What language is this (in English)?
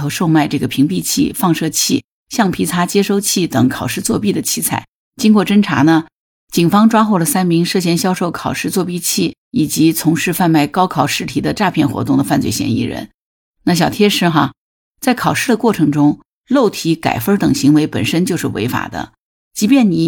Chinese